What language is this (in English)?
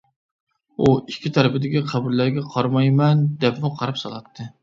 Uyghur